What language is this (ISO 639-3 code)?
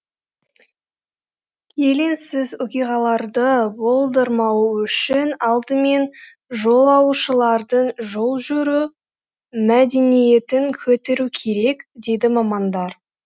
kaz